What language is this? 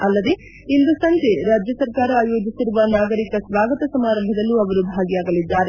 Kannada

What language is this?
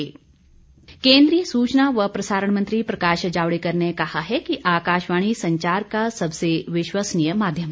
Hindi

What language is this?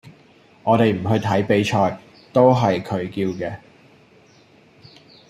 Cantonese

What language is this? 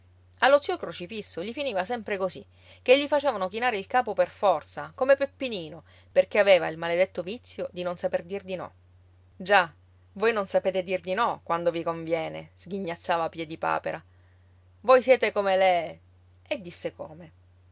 Italian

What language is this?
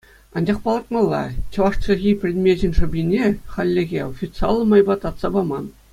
Chuvash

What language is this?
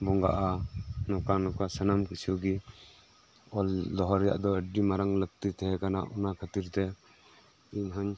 Santali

